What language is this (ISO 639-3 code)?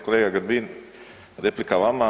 hrv